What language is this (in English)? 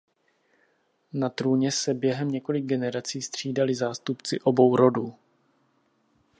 Czech